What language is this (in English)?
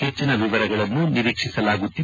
Kannada